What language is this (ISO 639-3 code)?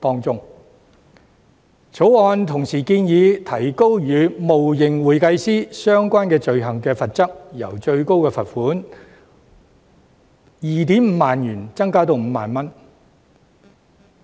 yue